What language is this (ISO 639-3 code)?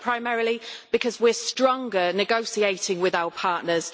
eng